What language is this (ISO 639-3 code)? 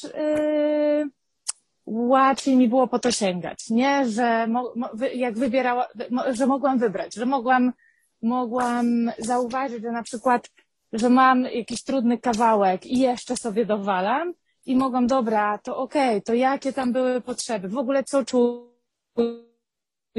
pol